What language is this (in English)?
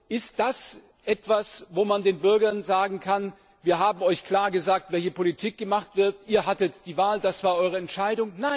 German